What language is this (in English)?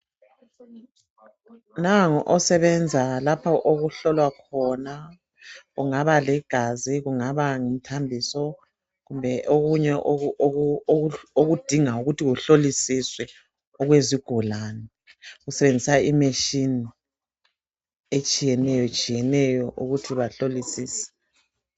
North Ndebele